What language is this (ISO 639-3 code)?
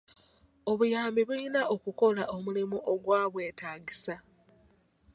lug